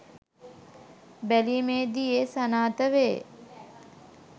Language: Sinhala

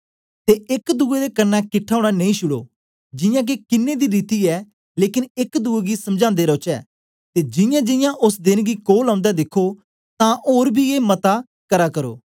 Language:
Dogri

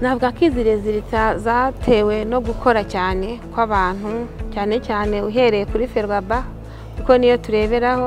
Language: Romanian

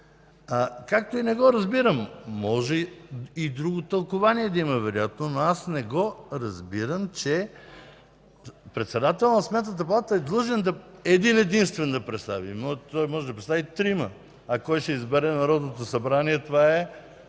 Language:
Bulgarian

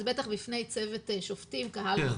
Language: Hebrew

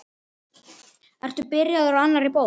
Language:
Icelandic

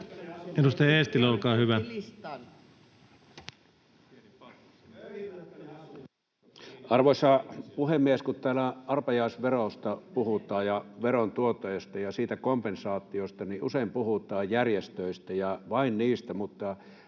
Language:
Finnish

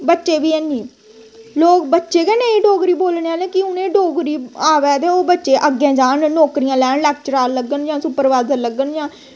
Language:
Dogri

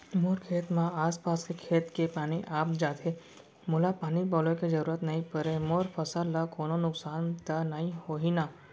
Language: Chhattisgarhi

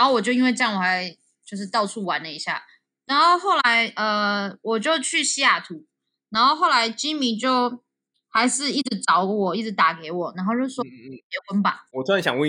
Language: Chinese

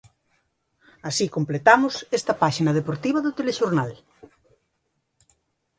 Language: Galician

